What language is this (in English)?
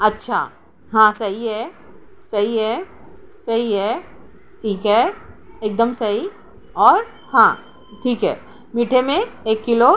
Urdu